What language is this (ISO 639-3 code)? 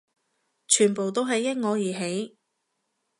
yue